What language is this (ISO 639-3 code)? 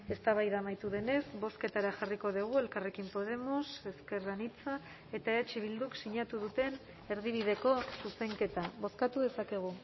eus